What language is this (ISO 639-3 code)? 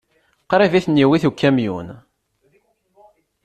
kab